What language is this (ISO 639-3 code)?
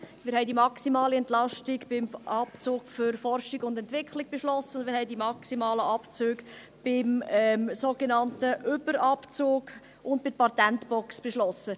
gsw